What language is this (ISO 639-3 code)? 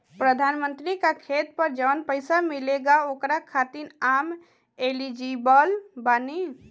bho